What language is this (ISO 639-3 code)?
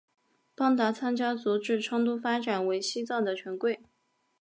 zho